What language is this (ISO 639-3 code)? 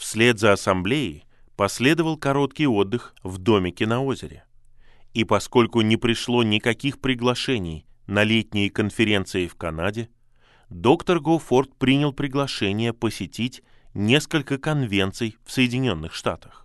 rus